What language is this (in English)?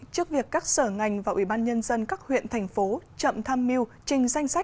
Vietnamese